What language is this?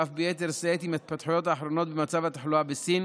Hebrew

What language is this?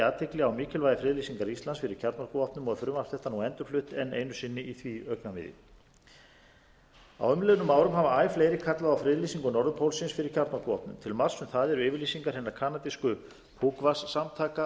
Icelandic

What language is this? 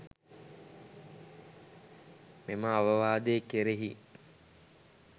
Sinhala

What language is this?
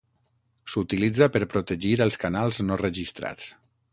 Catalan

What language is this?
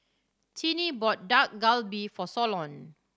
English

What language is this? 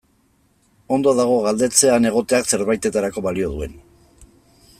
Basque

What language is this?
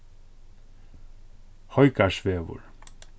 Faroese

